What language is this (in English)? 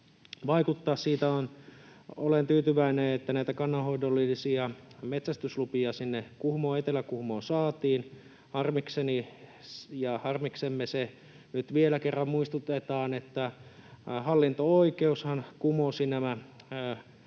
Finnish